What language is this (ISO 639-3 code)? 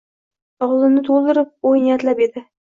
uzb